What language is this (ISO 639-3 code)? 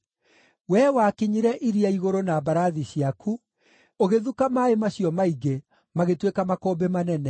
kik